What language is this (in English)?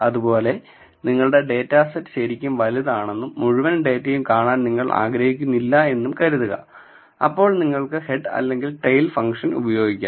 Malayalam